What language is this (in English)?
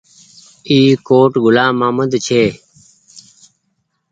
Goaria